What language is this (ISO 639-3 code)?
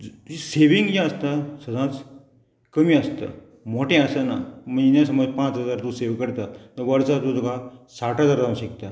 kok